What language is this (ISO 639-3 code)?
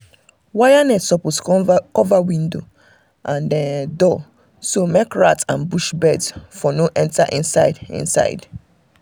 pcm